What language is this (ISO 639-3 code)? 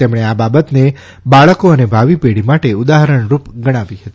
guj